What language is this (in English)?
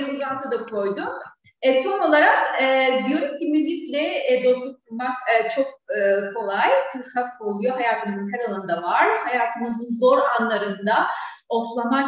Turkish